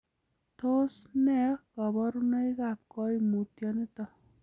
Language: Kalenjin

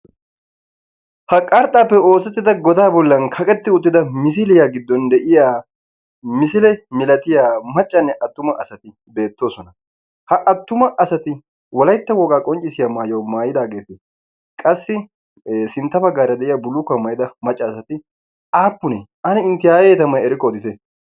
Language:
Wolaytta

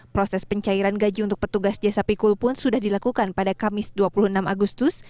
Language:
Indonesian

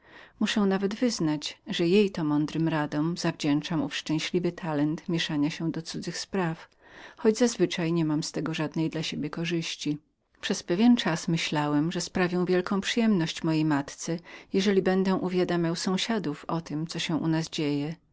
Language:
Polish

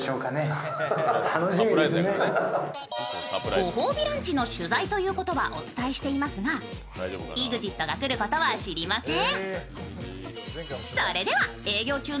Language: Japanese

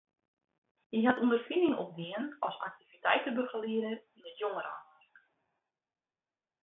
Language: Western Frisian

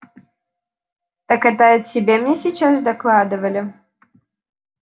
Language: Russian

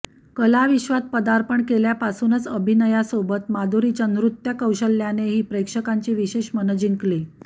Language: Marathi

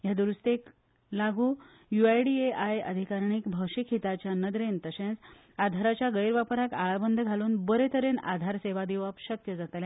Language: Konkani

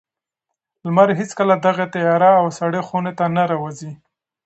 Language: Pashto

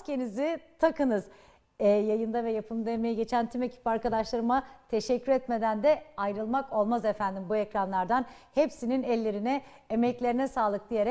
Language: Turkish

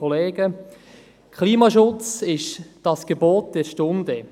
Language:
Swiss German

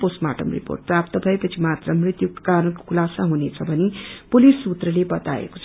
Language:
Nepali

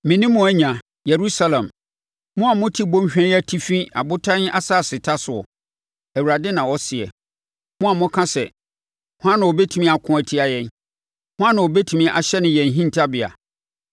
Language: Akan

